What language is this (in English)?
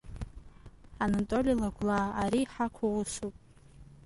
Abkhazian